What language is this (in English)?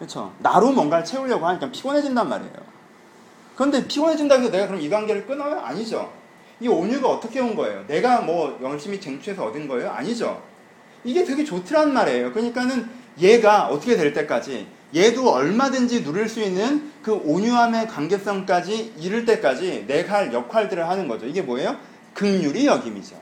Korean